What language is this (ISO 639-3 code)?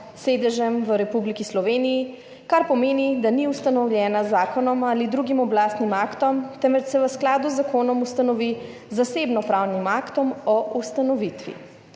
slv